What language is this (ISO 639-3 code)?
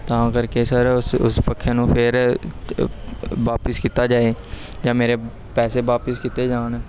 pan